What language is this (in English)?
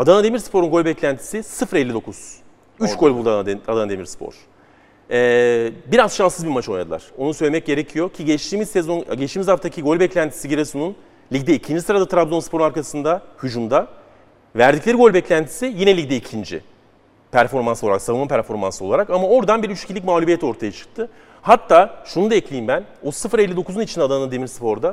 Turkish